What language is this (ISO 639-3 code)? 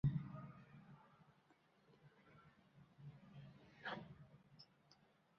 zho